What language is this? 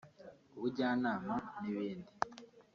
Kinyarwanda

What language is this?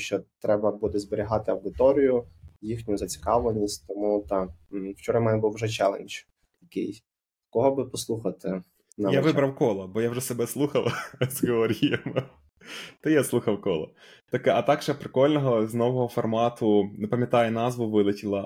Ukrainian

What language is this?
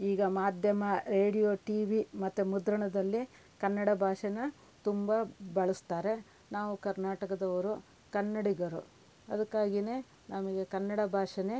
Kannada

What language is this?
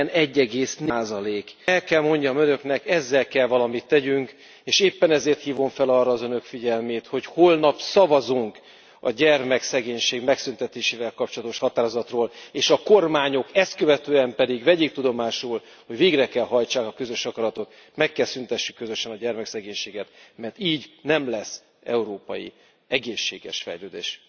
Hungarian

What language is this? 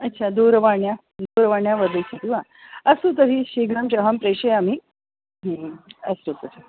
Sanskrit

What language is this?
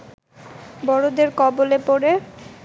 Bangla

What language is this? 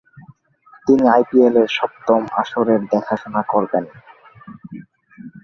Bangla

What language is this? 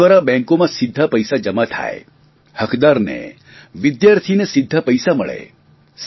Gujarati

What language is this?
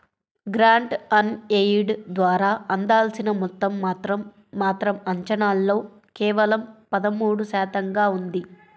Telugu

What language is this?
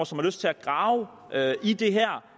Danish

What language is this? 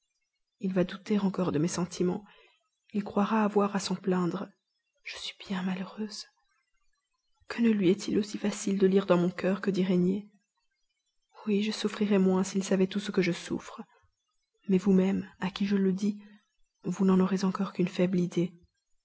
French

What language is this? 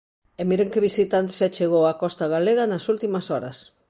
Galician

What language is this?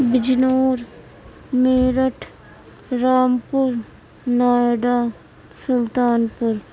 Urdu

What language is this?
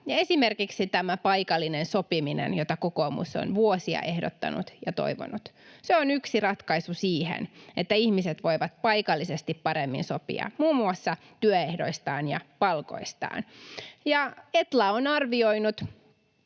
Finnish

